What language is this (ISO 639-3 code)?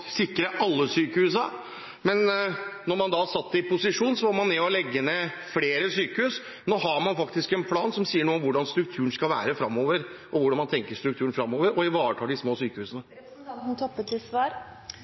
nor